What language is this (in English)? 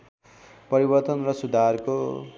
Nepali